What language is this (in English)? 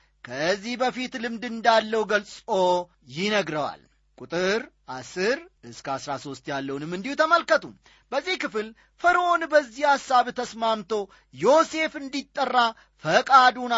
Amharic